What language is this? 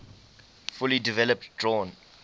English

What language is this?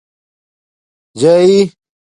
Domaaki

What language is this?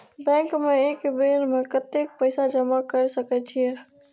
Maithili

